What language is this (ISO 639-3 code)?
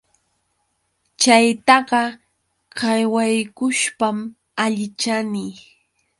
qux